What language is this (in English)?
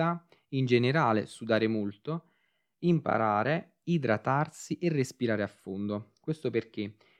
Italian